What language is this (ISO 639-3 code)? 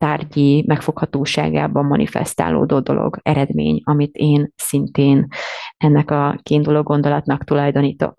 hun